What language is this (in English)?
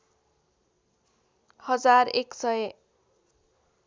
Nepali